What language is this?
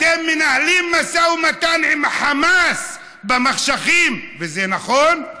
Hebrew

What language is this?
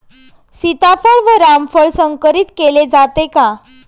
Marathi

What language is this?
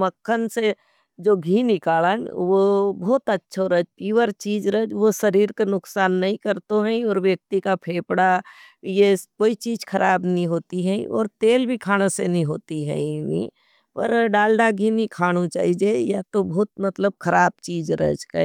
Nimadi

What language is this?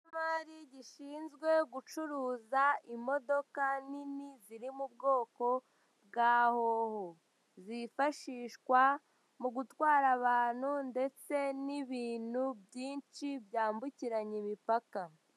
Kinyarwanda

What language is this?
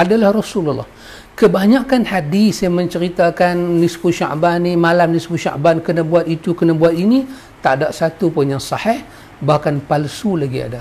Malay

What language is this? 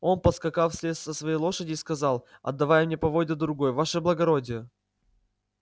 Russian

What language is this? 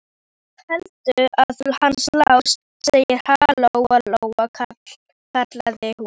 Icelandic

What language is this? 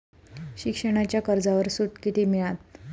Marathi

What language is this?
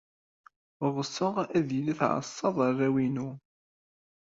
Kabyle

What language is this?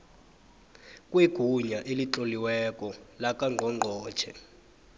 South Ndebele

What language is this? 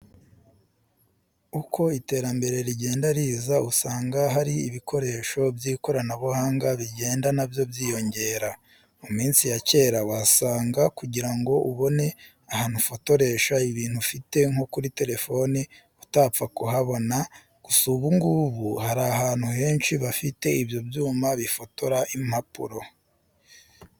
Kinyarwanda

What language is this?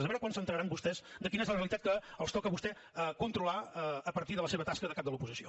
Catalan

